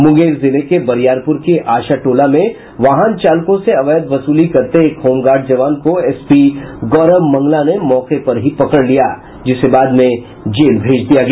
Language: Hindi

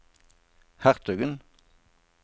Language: Norwegian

